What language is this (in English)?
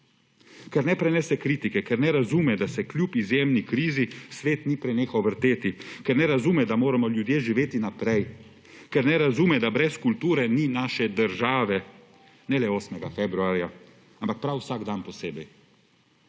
Slovenian